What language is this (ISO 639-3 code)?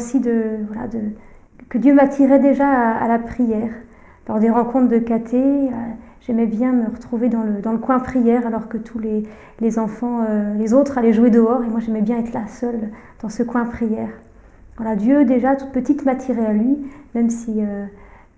fra